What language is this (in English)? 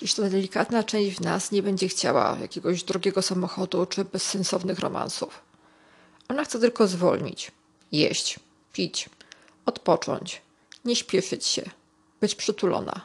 Polish